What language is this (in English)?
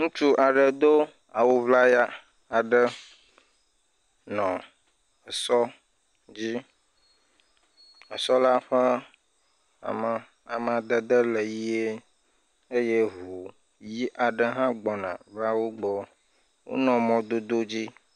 Ewe